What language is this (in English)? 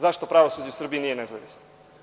Serbian